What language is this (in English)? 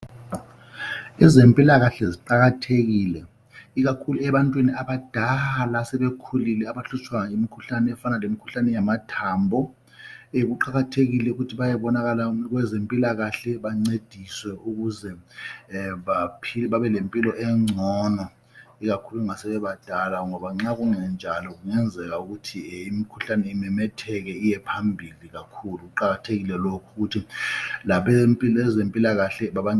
North Ndebele